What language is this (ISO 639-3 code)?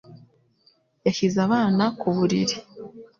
kin